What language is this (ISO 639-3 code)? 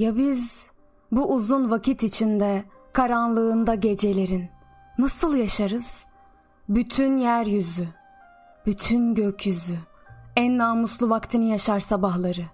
tur